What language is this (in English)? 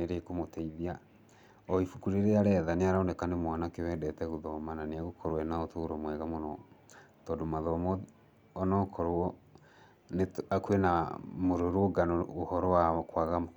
Kikuyu